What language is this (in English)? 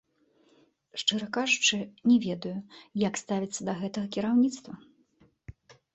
Belarusian